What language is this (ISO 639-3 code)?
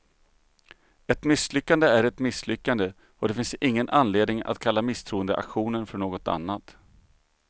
swe